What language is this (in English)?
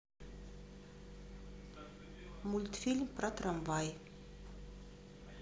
Russian